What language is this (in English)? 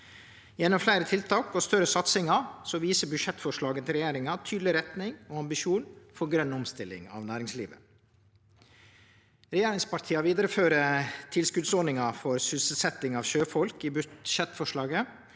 Norwegian